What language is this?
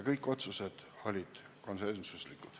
Estonian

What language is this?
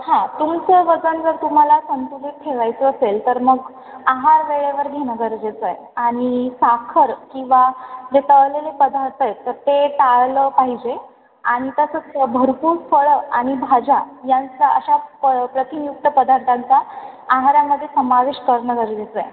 Marathi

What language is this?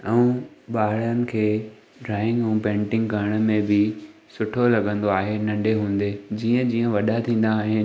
Sindhi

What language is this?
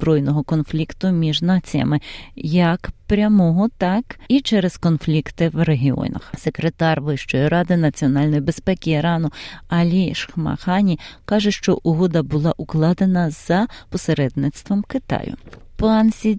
Ukrainian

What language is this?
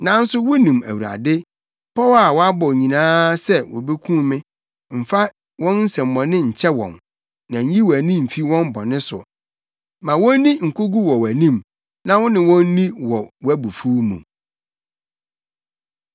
Akan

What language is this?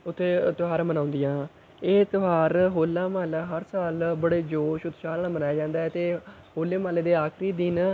Punjabi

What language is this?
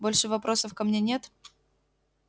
Russian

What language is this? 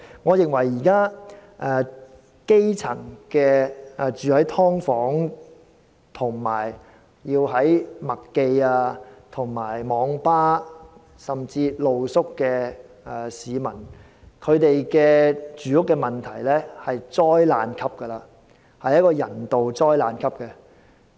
Cantonese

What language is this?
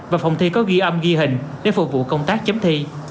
Vietnamese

